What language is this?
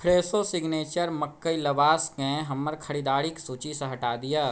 Maithili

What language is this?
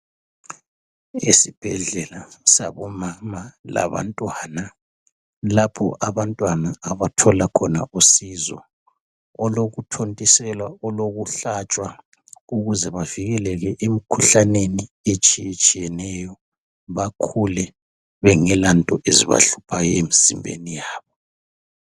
North Ndebele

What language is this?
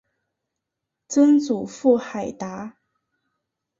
Chinese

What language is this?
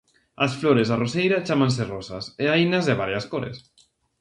Galician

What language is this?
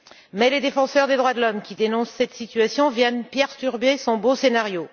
French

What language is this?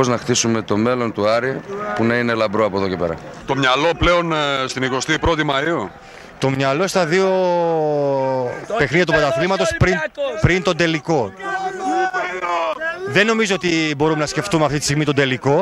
Greek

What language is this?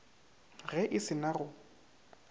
Northern Sotho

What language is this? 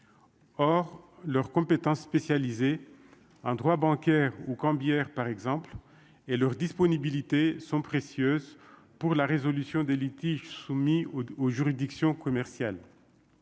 French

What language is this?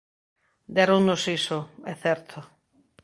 Galician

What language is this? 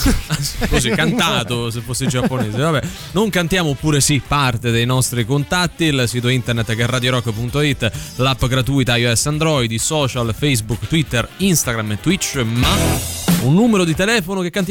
Italian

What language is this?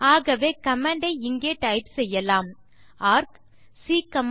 Tamil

